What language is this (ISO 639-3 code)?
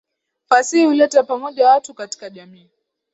swa